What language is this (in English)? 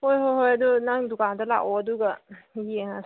Manipuri